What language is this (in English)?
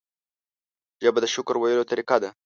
Pashto